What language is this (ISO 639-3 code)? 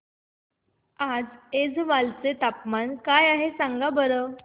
mar